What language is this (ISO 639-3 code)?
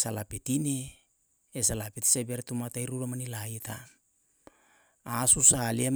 jal